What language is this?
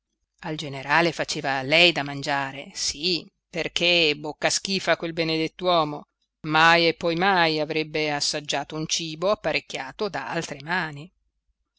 Italian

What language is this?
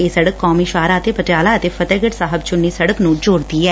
Punjabi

